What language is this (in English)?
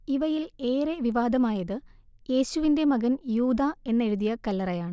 Malayalam